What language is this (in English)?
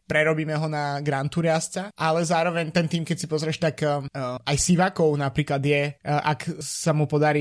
Slovak